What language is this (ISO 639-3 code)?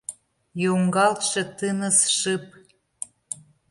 chm